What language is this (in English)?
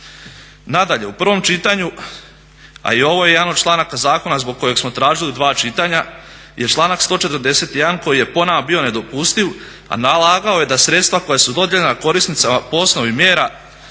Croatian